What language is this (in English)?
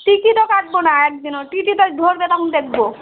Bangla